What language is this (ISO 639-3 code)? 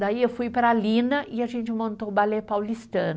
por